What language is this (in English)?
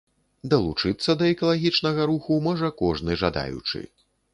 Belarusian